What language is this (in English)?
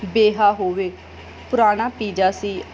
Punjabi